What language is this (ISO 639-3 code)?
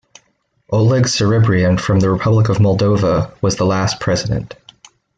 eng